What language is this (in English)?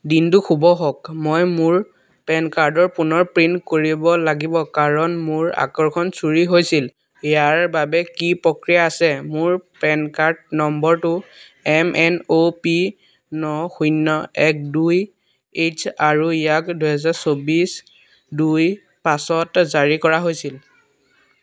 Assamese